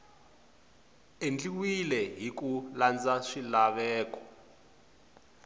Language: Tsonga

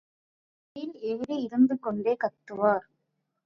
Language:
Tamil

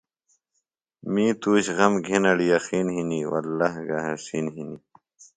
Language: Phalura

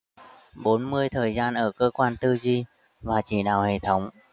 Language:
Vietnamese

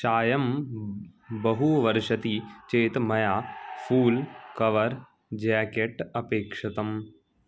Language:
Sanskrit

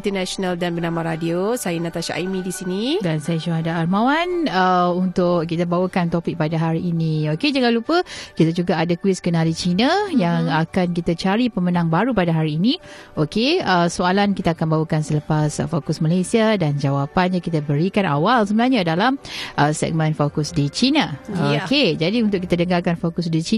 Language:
Malay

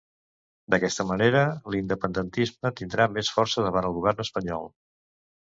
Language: Catalan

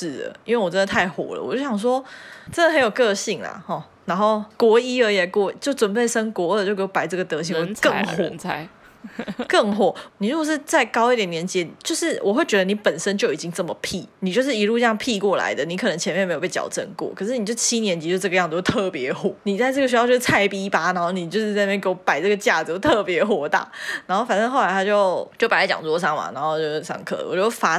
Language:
Chinese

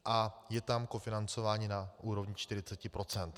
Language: Czech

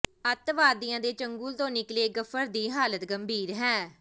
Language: Punjabi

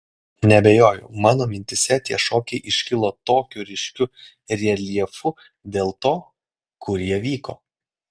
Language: Lithuanian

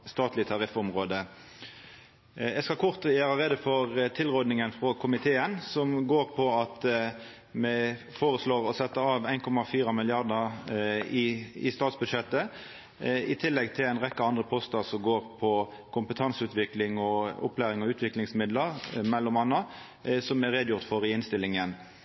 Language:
Norwegian Nynorsk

